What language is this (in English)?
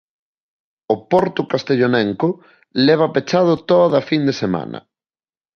Galician